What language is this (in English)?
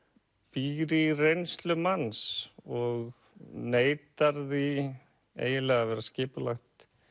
Icelandic